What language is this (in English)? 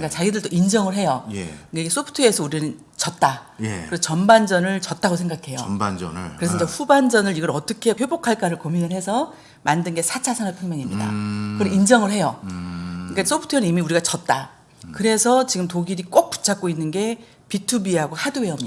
Korean